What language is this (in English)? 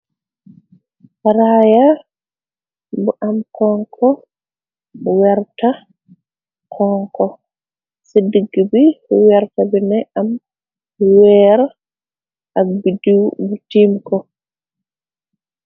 Wolof